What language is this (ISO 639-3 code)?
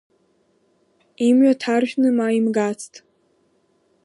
abk